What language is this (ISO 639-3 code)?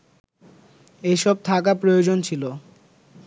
ben